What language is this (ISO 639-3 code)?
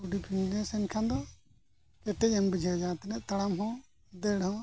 sat